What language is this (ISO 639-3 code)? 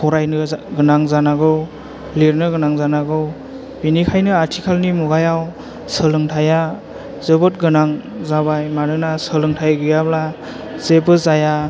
brx